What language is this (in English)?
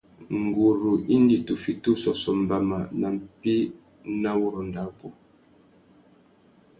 Tuki